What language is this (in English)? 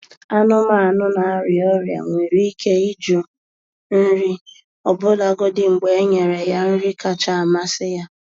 Igbo